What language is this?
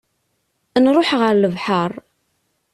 Kabyle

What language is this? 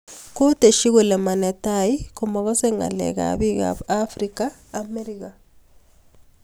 Kalenjin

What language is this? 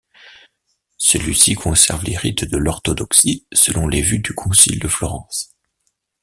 French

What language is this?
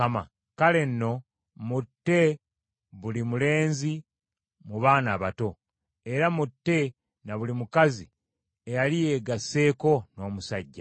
Ganda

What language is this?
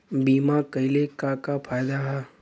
Bhojpuri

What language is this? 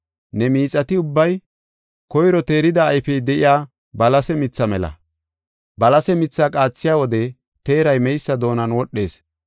Gofa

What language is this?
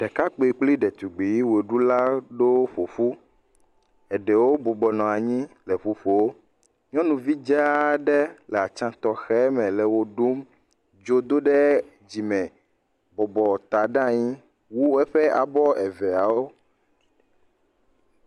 Ewe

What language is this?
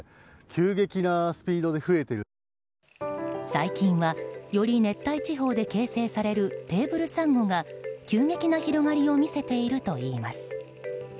Japanese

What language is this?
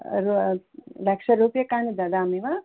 Sanskrit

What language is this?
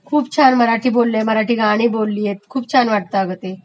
Marathi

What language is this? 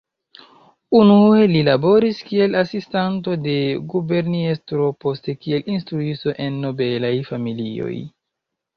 Esperanto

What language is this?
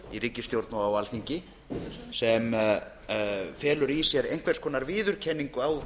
Icelandic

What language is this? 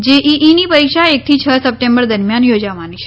Gujarati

